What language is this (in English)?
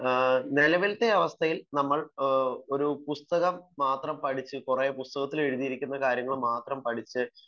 Malayalam